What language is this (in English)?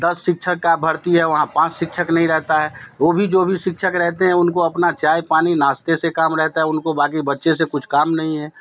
Hindi